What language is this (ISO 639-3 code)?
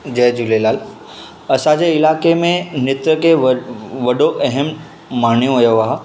snd